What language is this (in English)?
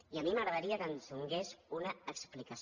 Catalan